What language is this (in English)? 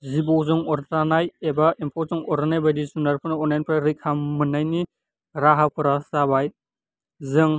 Bodo